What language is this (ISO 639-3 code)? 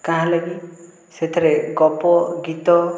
ori